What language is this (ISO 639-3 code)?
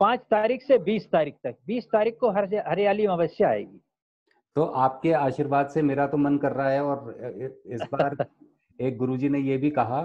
hin